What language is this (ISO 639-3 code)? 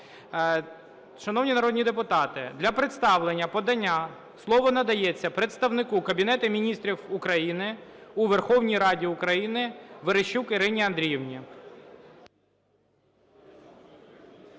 ukr